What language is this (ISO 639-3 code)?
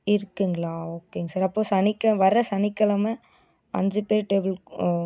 tam